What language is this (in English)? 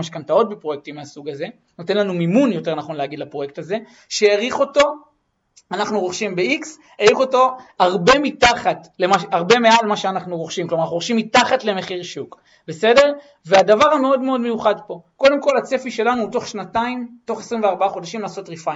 Hebrew